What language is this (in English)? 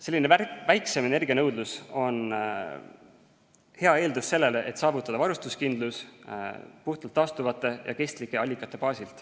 Estonian